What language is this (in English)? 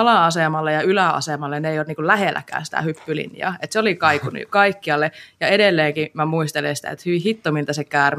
Finnish